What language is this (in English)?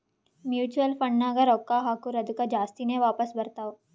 Kannada